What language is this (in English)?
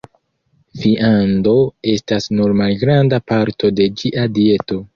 Esperanto